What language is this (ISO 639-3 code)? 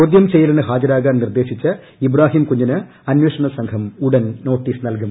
mal